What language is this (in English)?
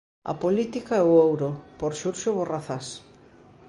Galician